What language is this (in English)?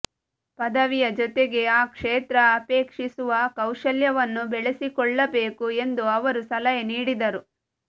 Kannada